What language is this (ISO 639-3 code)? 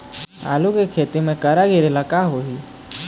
hne